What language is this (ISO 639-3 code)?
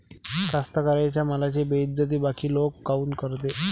mar